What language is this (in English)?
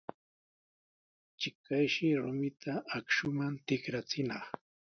Sihuas Ancash Quechua